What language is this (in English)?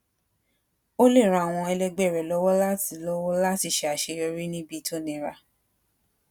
Yoruba